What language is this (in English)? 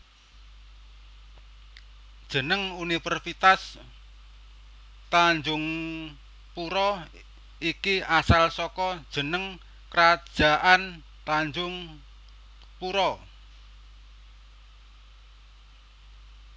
Javanese